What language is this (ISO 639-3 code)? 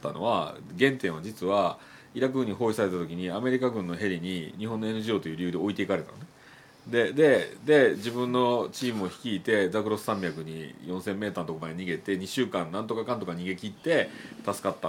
jpn